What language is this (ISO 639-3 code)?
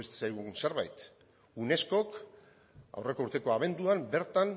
eus